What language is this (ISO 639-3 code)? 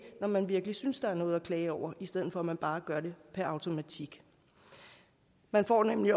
dan